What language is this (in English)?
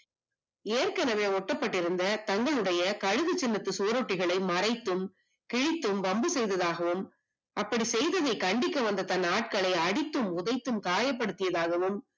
Tamil